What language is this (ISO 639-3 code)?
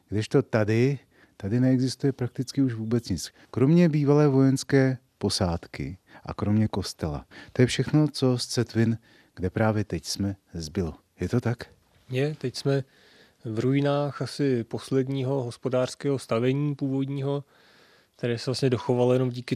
ces